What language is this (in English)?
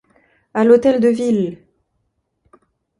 French